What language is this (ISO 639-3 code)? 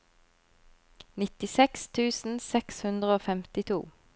nor